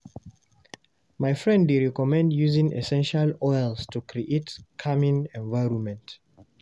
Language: Nigerian Pidgin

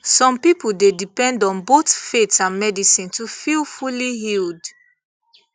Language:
Nigerian Pidgin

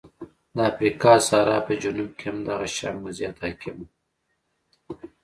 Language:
Pashto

